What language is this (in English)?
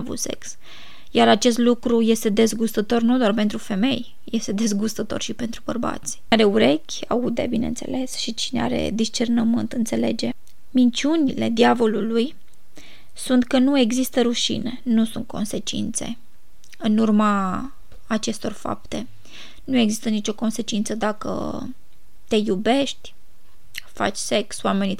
Romanian